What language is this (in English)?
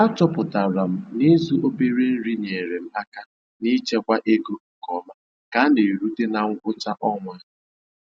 Igbo